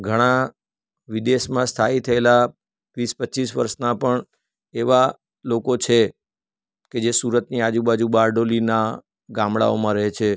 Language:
Gujarati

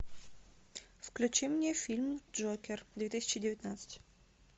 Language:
Russian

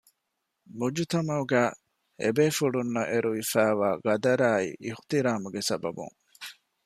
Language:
Divehi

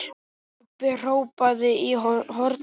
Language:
Icelandic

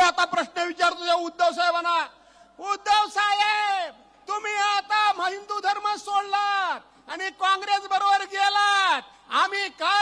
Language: Marathi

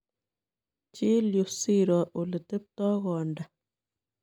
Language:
Kalenjin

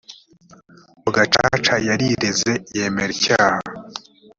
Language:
Kinyarwanda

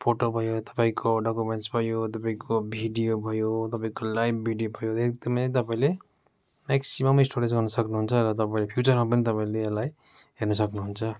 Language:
Nepali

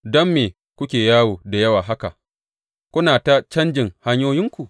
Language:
Hausa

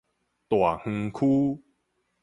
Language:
Min Nan Chinese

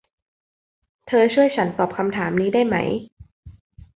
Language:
Thai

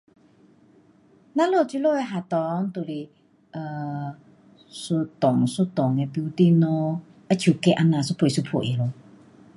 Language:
Pu-Xian Chinese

